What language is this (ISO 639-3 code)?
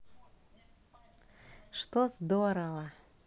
rus